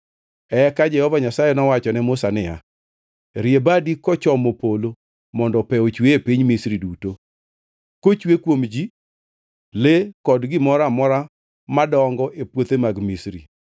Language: Luo (Kenya and Tanzania)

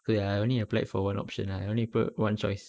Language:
English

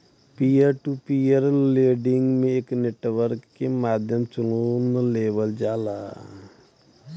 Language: Bhojpuri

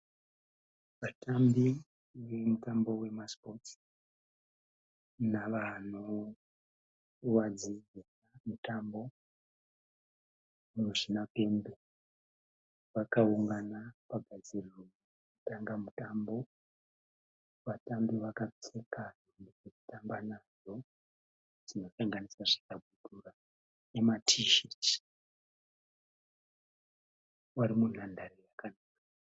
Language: Shona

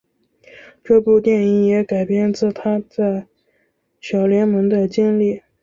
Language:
Chinese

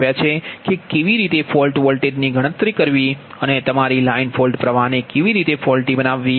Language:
Gujarati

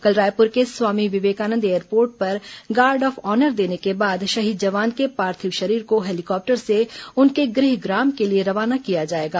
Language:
Hindi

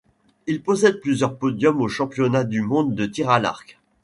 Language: French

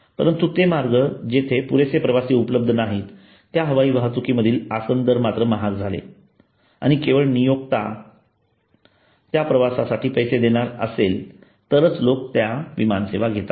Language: Marathi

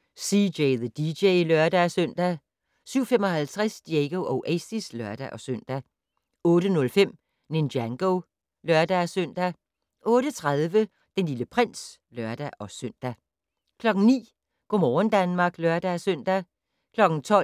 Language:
Danish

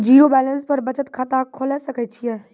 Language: Maithili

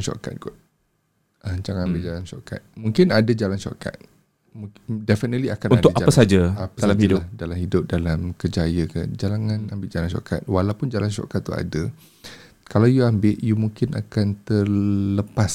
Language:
Malay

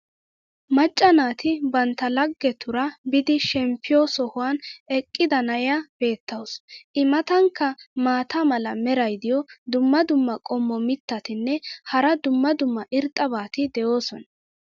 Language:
Wolaytta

